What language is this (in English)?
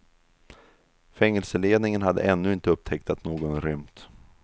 Swedish